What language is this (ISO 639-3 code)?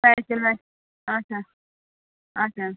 kas